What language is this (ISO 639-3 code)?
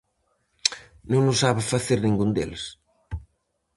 glg